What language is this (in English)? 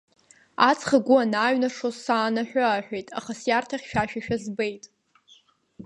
Abkhazian